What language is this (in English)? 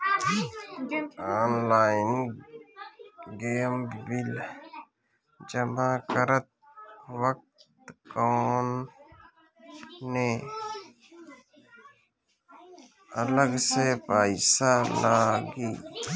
Bhojpuri